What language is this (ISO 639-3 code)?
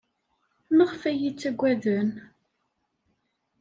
kab